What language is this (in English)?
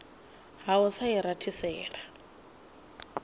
Venda